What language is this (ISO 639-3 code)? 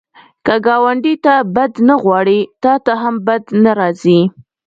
pus